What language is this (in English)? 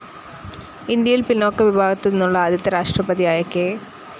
Malayalam